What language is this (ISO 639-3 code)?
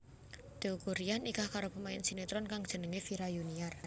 jav